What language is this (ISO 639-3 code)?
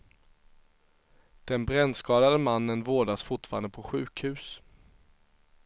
swe